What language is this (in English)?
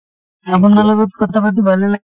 Assamese